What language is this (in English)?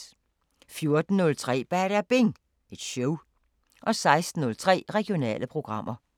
Danish